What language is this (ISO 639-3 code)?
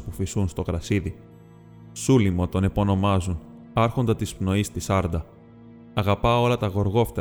ell